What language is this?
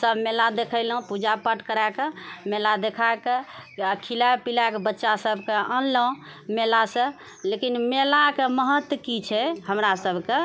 Maithili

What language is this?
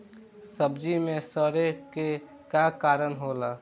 Bhojpuri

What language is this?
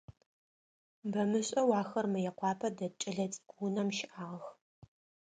Adyghe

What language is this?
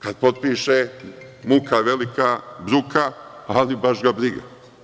Serbian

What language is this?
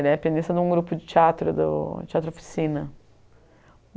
Portuguese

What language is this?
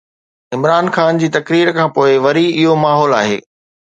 Sindhi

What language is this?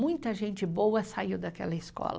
Portuguese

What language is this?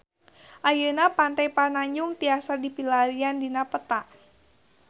Sundanese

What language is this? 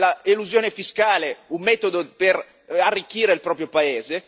Italian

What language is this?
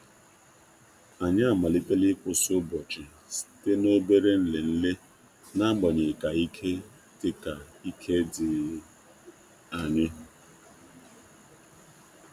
Igbo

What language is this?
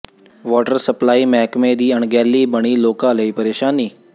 Punjabi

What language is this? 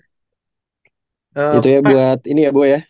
Indonesian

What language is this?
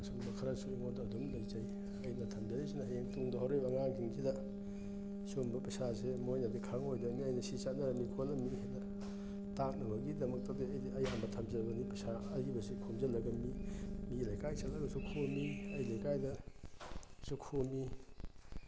Manipuri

